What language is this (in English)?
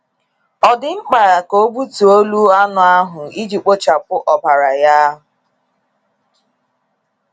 Igbo